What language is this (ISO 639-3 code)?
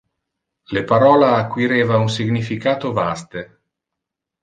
ina